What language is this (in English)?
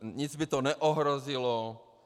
Czech